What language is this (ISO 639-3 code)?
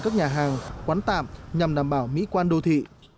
vie